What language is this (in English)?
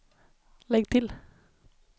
Swedish